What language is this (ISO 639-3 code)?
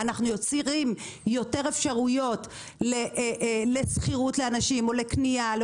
heb